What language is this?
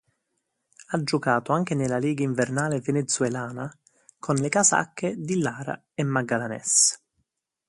Italian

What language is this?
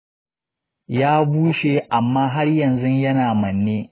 Hausa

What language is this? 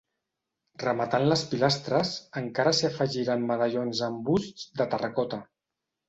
Catalan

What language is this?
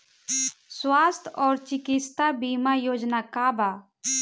Bhojpuri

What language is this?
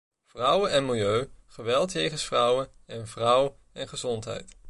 Dutch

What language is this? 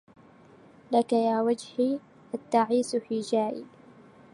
Arabic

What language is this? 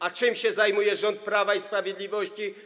Polish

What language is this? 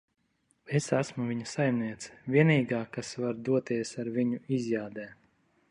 Latvian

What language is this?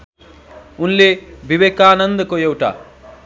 Nepali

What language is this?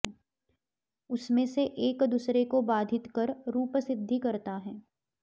Sanskrit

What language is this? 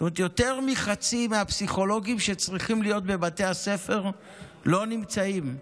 Hebrew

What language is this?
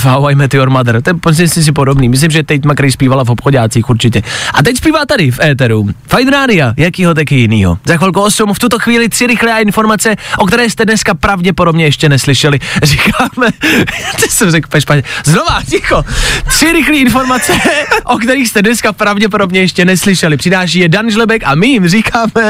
Czech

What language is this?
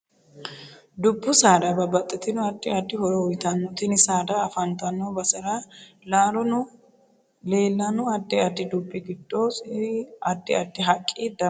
Sidamo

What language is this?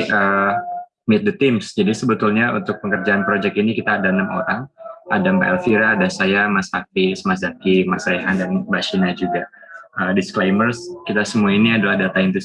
Indonesian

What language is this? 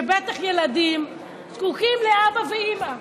Hebrew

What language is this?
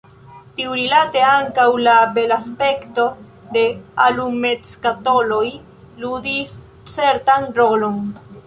Esperanto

